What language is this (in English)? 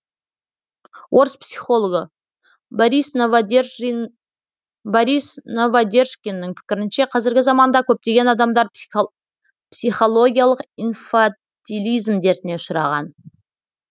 Kazakh